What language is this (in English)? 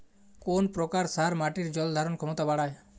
Bangla